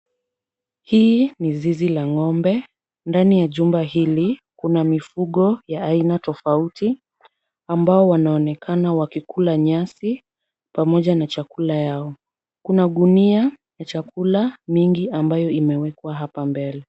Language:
Swahili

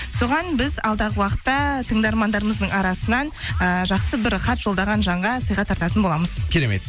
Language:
Kazakh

